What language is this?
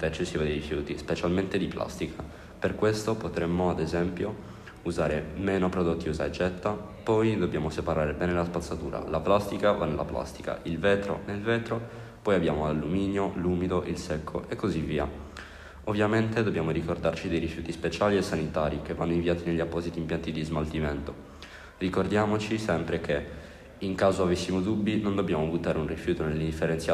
Italian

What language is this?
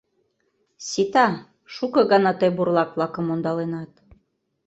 Mari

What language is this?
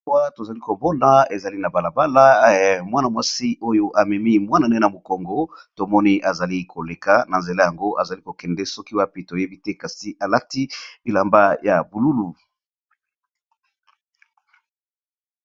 Lingala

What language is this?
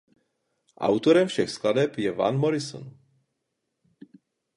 Czech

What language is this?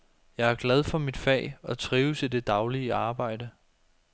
Danish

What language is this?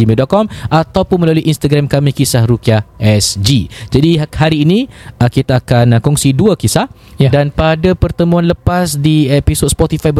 Malay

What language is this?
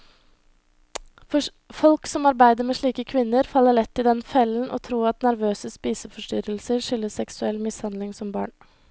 Norwegian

